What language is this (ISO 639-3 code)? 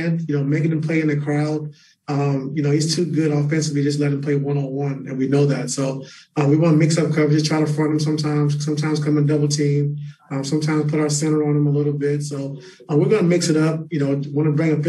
eng